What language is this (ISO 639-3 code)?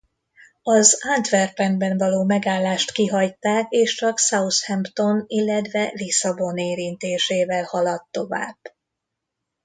hun